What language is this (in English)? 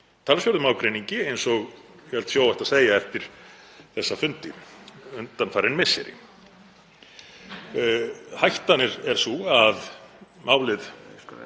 Icelandic